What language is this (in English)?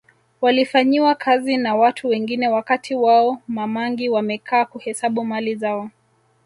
Swahili